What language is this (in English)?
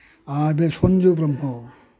Bodo